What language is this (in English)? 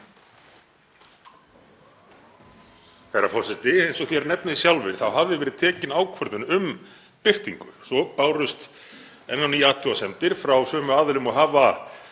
Icelandic